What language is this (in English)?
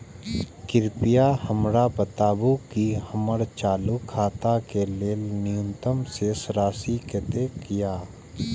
Maithili